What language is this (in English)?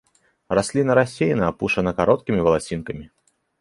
Belarusian